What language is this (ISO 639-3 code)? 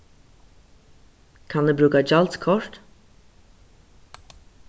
fao